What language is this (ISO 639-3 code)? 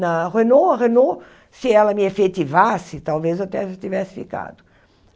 por